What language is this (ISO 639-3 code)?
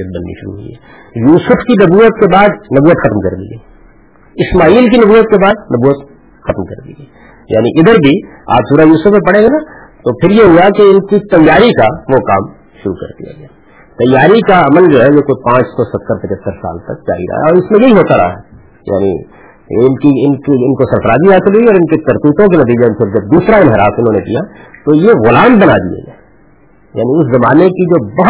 urd